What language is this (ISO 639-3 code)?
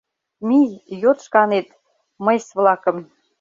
chm